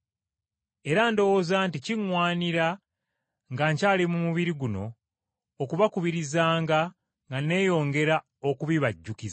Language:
Ganda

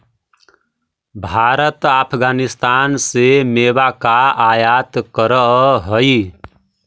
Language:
Magahi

